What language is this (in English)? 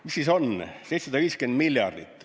Estonian